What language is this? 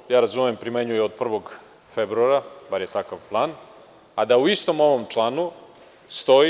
Serbian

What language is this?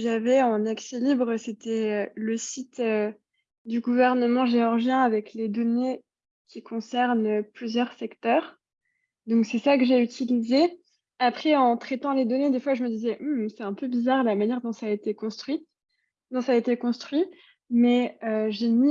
French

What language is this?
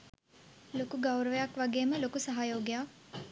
Sinhala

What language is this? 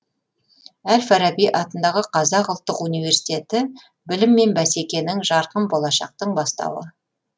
Kazakh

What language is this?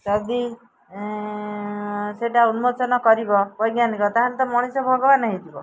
Odia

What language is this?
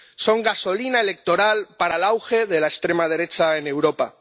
Spanish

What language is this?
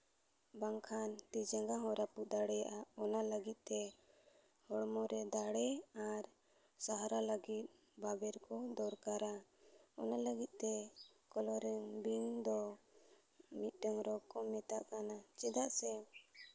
Santali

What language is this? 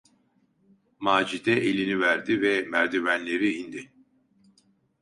Turkish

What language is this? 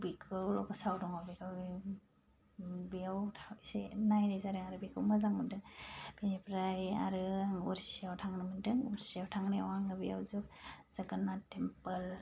Bodo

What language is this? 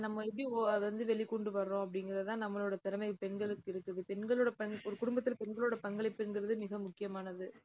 Tamil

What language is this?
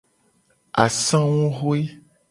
Gen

